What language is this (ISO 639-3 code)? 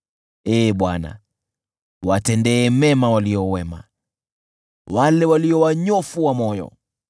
swa